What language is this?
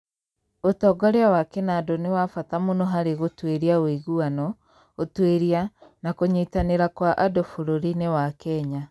Kikuyu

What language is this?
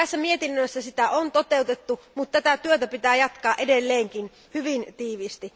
Finnish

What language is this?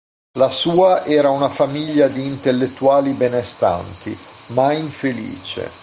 Italian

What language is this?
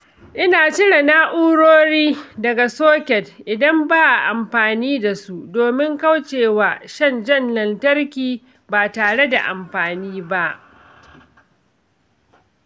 Hausa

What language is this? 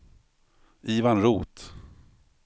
Swedish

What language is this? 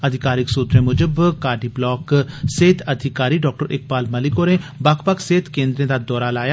Dogri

